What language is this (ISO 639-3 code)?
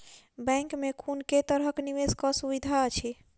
mai